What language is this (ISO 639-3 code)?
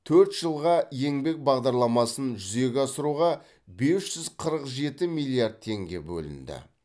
kaz